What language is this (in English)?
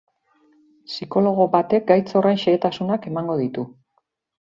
Basque